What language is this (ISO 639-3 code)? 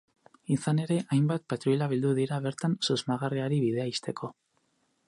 eus